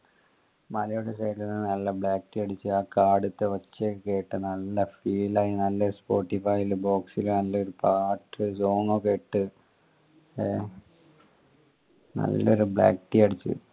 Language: Malayalam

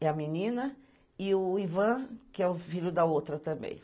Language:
Portuguese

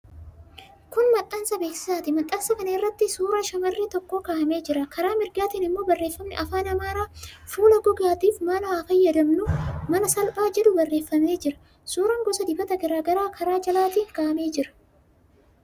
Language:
Oromo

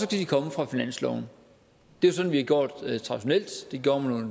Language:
Danish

